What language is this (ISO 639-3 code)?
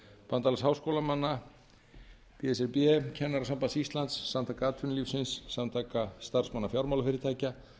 isl